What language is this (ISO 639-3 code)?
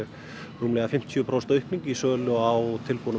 isl